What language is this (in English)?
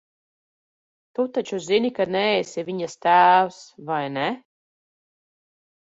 Latvian